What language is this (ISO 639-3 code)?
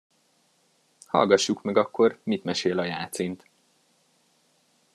hun